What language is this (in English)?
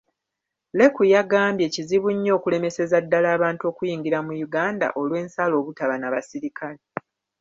Ganda